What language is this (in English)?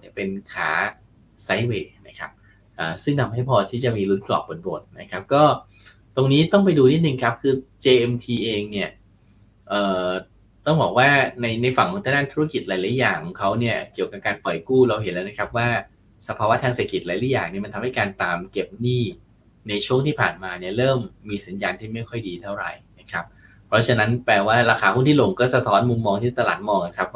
Thai